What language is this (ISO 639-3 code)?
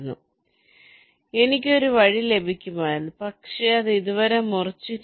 mal